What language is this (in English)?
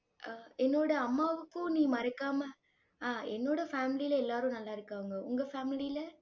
Tamil